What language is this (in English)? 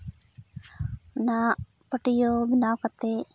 Santali